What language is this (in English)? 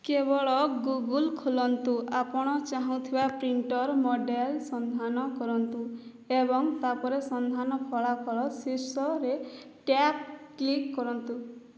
Odia